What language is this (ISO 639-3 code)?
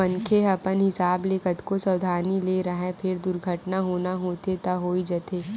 hne